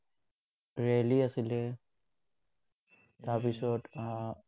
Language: Assamese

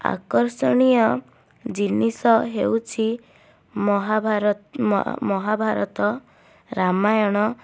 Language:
Odia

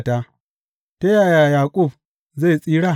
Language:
Hausa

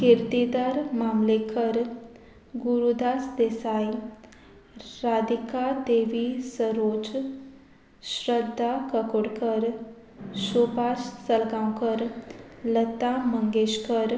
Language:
Konkani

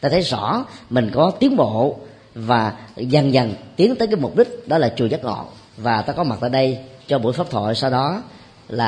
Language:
Vietnamese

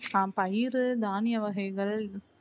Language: Tamil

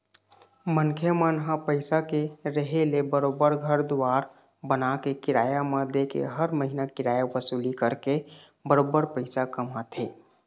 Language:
Chhattisgarhi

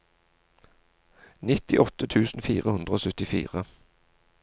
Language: Norwegian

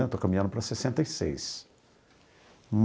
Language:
Portuguese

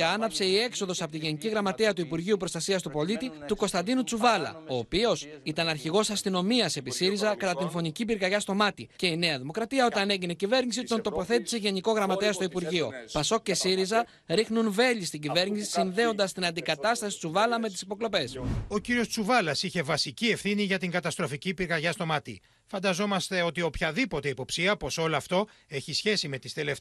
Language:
Greek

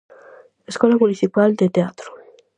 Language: Galician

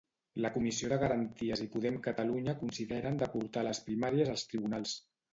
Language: Catalan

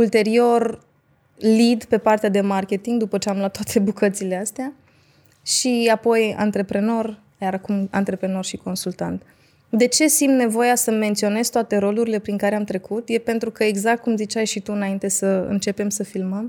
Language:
Romanian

